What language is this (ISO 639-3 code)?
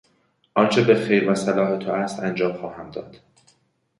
fas